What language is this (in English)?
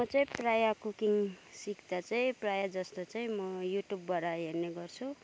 Nepali